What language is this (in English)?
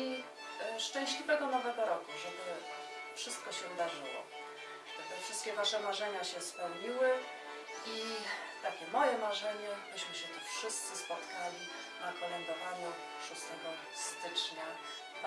Polish